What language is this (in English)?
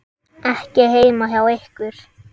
Icelandic